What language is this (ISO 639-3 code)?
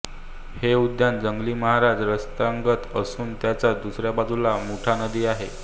mar